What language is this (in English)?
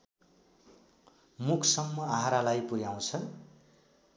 Nepali